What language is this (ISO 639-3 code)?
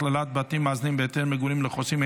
heb